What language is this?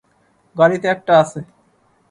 Bangla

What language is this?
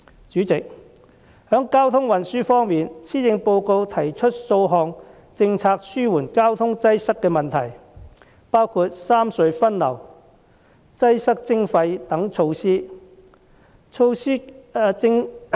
Cantonese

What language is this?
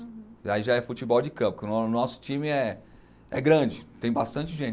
Portuguese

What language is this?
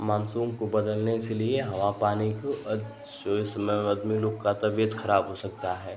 Hindi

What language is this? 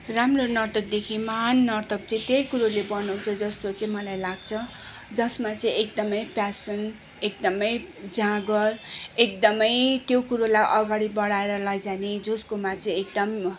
Nepali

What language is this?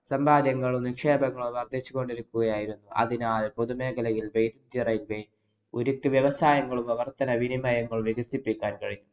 Malayalam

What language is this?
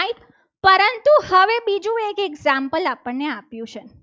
Gujarati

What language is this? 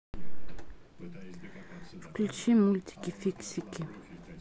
Russian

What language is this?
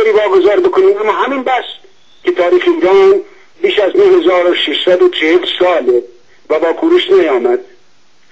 Persian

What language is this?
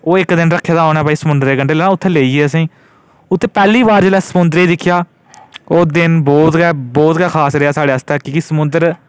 Dogri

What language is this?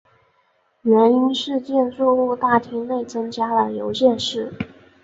Chinese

